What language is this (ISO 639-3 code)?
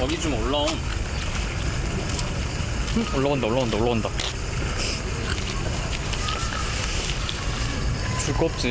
kor